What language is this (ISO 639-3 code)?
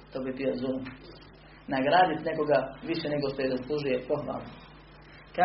hrv